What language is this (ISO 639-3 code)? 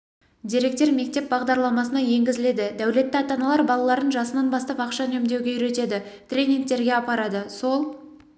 kaz